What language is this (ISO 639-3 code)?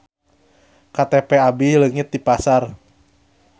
sun